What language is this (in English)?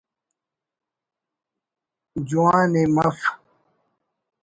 Brahui